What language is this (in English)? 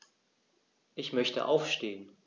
German